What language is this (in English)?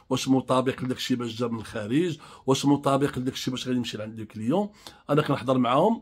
Arabic